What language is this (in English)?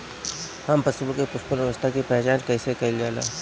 Bhojpuri